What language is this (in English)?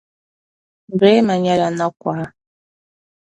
Dagbani